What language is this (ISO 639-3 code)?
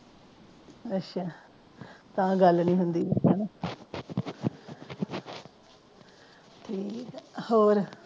pan